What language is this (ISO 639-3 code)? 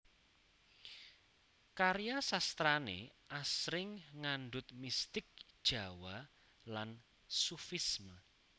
jav